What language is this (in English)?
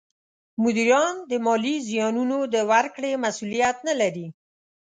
Pashto